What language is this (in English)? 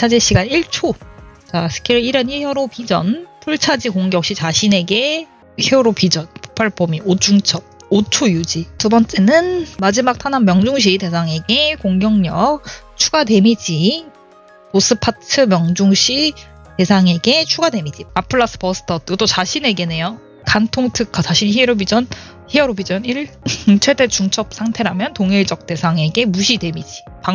Korean